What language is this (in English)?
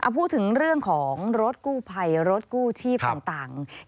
Thai